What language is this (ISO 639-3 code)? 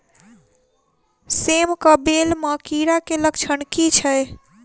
mai